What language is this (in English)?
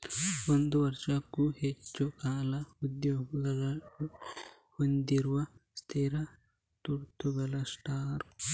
Kannada